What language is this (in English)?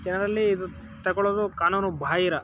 Kannada